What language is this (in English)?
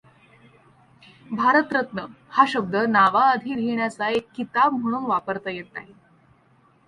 Marathi